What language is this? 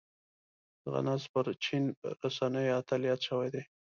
Pashto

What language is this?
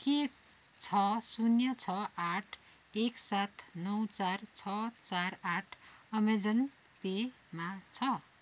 Nepali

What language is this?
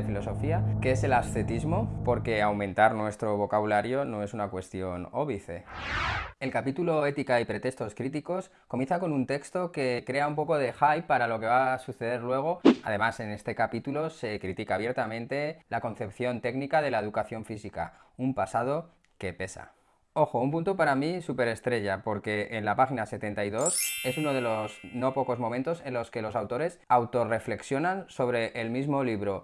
Spanish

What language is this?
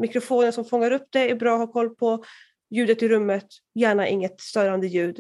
Swedish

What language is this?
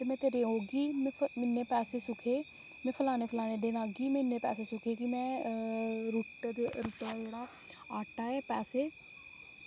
Dogri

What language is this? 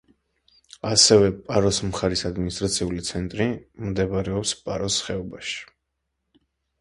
Georgian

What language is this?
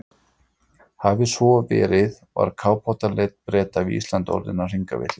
Icelandic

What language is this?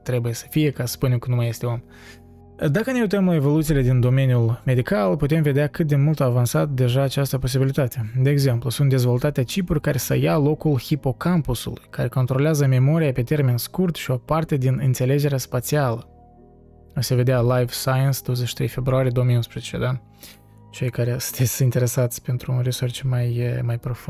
Romanian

